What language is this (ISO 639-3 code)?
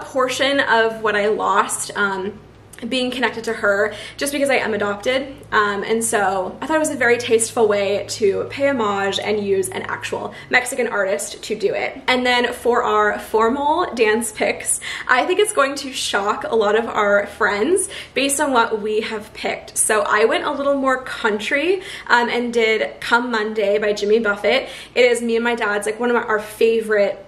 eng